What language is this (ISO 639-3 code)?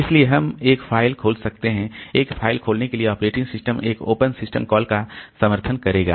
hin